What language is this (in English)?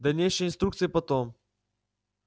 Russian